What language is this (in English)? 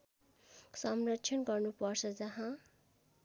Nepali